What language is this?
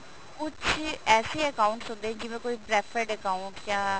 Punjabi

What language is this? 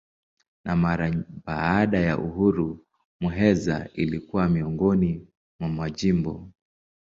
Swahili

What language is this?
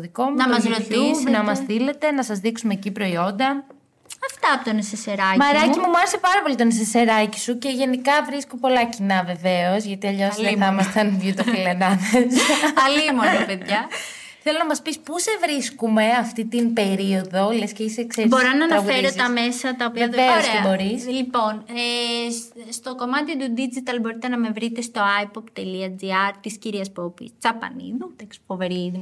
Greek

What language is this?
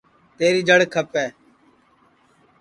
Sansi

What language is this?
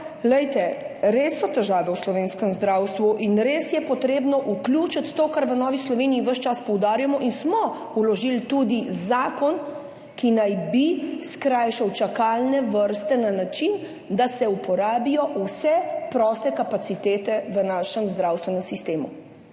Slovenian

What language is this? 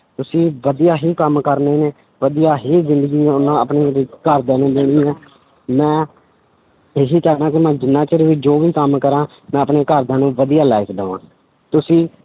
Punjabi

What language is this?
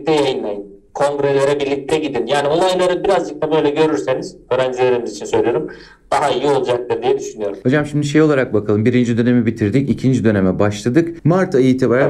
Turkish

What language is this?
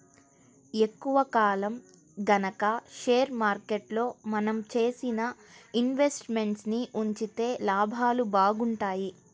Telugu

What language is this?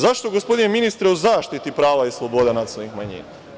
Serbian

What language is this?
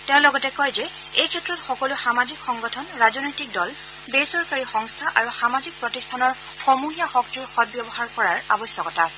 Assamese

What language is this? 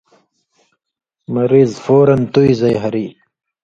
Indus Kohistani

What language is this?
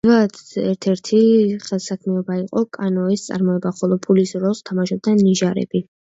Georgian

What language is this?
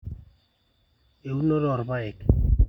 Masai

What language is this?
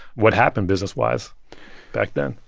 English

